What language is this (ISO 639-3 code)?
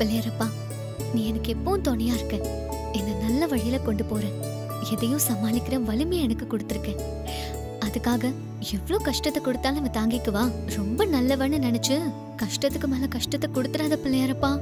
hin